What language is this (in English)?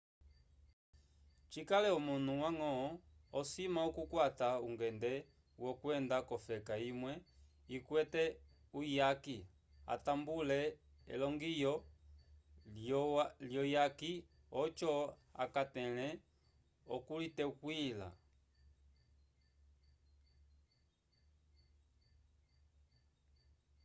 Umbundu